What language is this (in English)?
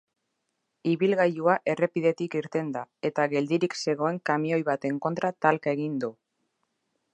Basque